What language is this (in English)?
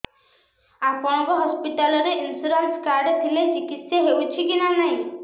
Odia